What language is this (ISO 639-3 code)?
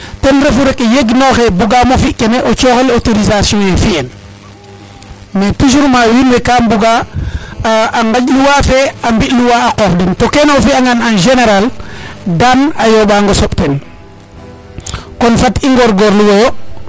srr